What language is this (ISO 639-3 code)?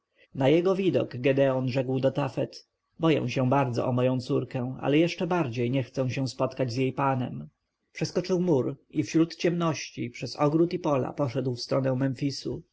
pol